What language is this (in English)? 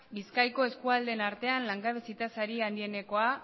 Basque